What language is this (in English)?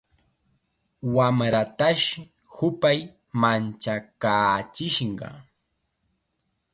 Chiquián Ancash Quechua